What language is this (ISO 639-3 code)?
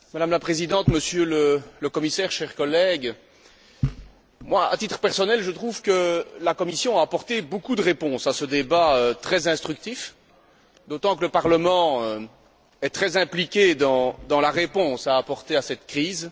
fra